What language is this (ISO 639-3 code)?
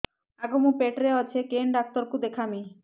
ori